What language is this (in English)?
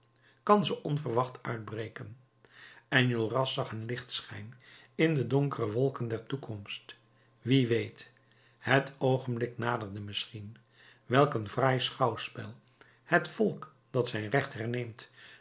Dutch